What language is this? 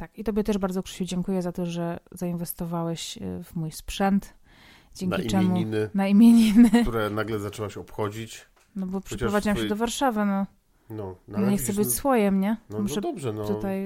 Polish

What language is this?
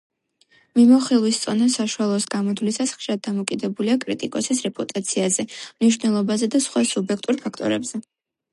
Georgian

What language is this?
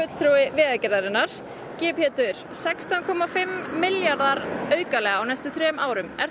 Icelandic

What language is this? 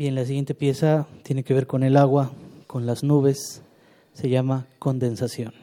Spanish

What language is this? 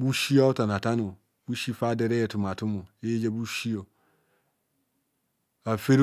Kohumono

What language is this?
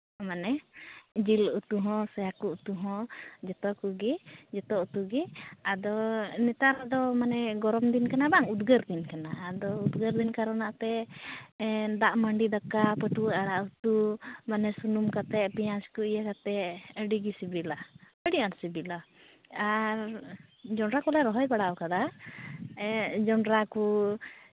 Santali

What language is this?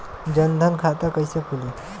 Bhojpuri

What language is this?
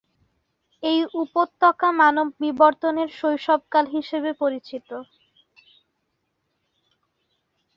Bangla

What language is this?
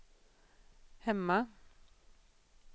Swedish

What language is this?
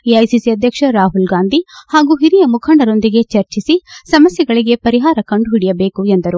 Kannada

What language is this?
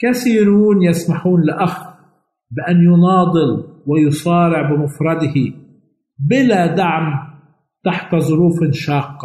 Arabic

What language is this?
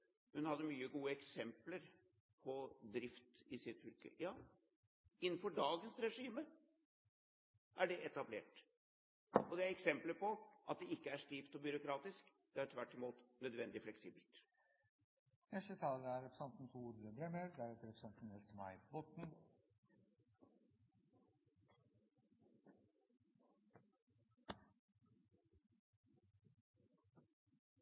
Norwegian Bokmål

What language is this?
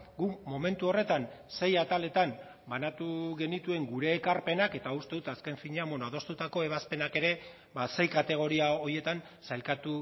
Basque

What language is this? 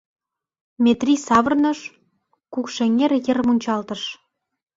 Mari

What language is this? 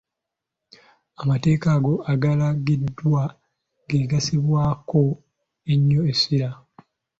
Ganda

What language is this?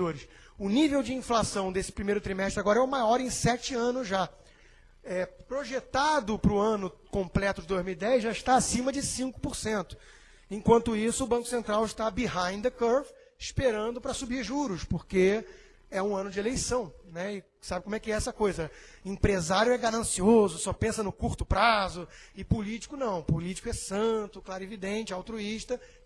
Portuguese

